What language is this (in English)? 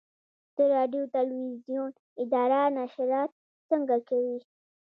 Pashto